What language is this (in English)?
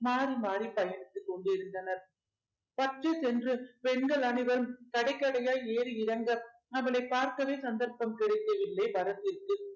Tamil